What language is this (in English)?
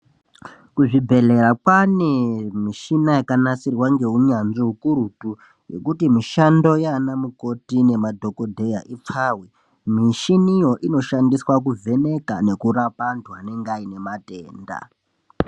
Ndau